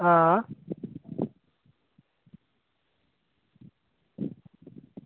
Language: Dogri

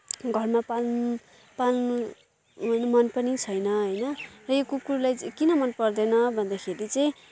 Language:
Nepali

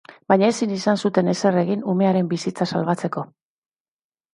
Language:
Basque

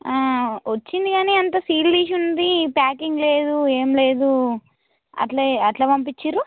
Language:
Telugu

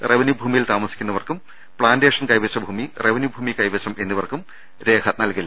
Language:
Malayalam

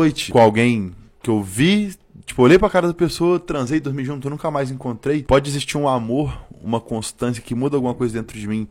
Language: Portuguese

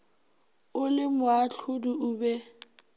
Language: Northern Sotho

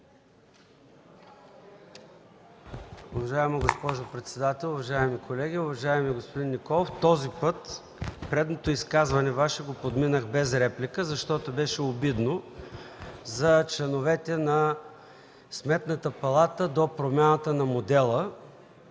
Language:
Bulgarian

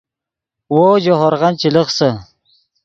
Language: Yidgha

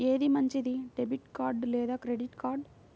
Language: Telugu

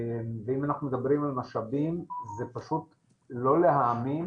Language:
Hebrew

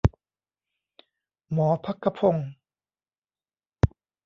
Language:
Thai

